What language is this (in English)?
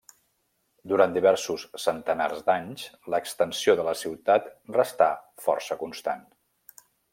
Catalan